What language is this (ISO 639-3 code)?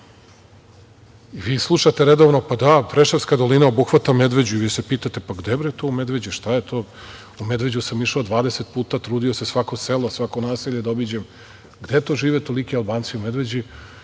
srp